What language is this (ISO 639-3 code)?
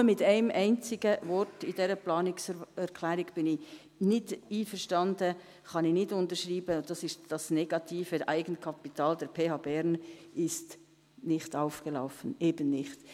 gsw